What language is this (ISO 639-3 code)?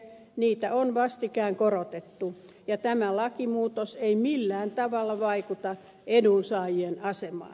fin